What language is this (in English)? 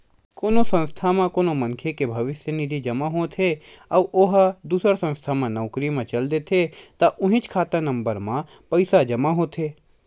Chhattisgarhi